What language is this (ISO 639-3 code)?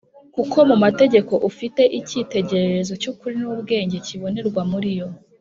kin